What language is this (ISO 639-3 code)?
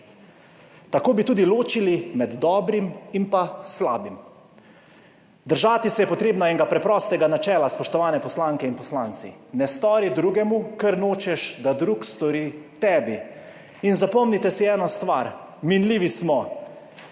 slv